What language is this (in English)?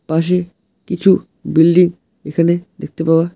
Bangla